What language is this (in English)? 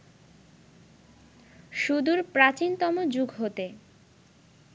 Bangla